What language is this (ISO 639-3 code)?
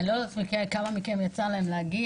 heb